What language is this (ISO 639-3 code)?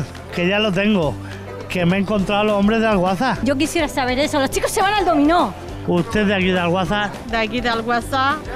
spa